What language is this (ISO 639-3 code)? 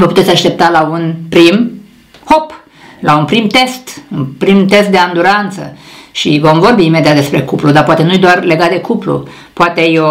ron